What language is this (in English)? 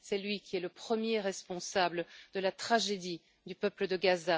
French